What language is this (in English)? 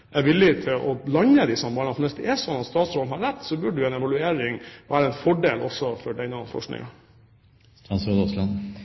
Norwegian Bokmål